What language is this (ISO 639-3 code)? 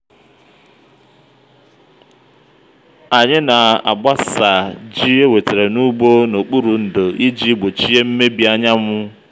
ibo